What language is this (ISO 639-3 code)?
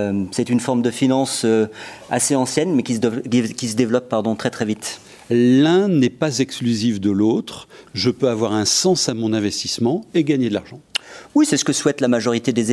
fra